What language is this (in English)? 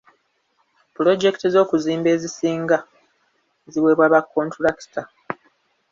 Ganda